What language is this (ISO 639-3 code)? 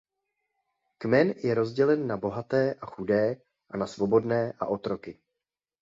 ces